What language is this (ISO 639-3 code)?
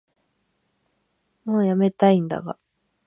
jpn